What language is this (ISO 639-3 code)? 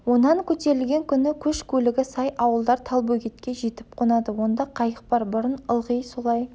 kaz